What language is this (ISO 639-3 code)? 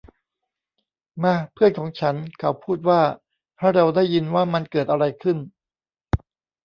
tha